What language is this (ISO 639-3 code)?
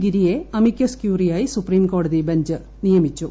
mal